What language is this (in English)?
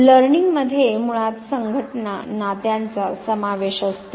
Marathi